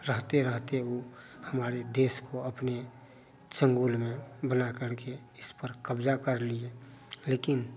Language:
Hindi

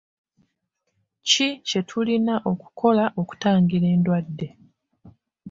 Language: Ganda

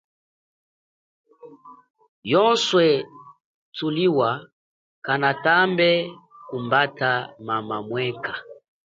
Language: Chokwe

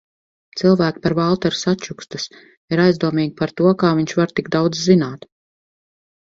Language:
Latvian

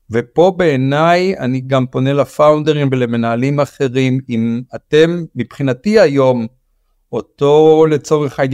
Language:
Hebrew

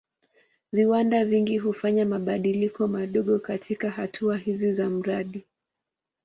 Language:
Swahili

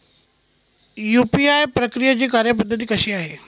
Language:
Marathi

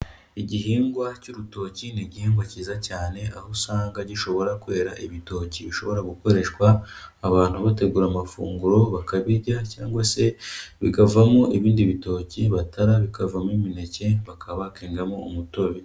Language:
Kinyarwanda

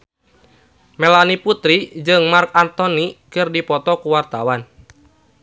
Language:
Sundanese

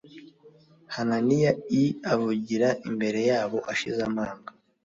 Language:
Kinyarwanda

